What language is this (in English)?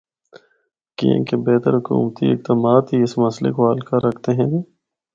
Northern Hindko